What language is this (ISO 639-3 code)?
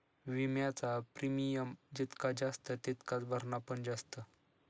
mar